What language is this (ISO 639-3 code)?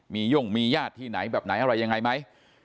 tha